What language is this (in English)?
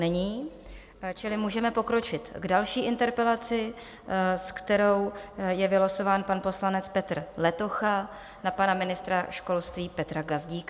Czech